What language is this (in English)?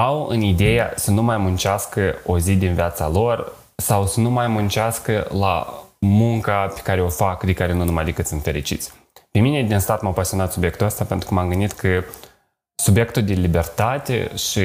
Romanian